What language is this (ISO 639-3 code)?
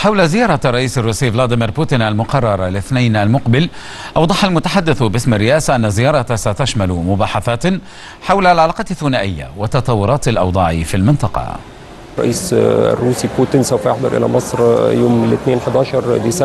ara